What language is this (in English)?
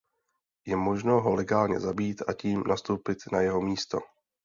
Czech